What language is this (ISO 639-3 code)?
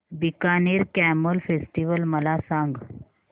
mar